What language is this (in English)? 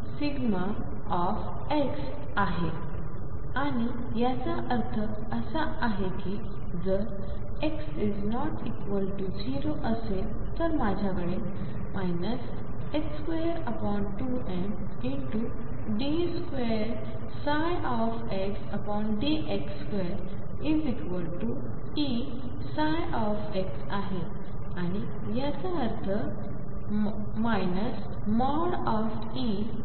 Marathi